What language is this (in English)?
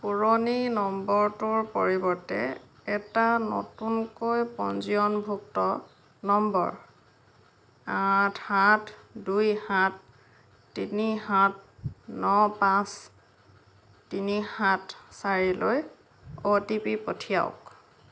Assamese